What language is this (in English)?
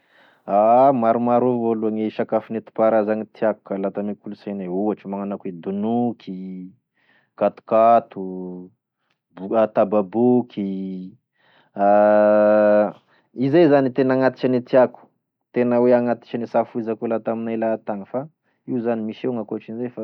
Tesaka Malagasy